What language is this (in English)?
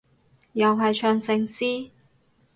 Cantonese